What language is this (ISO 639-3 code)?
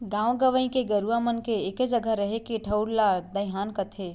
hne